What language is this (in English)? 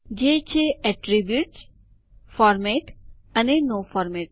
Gujarati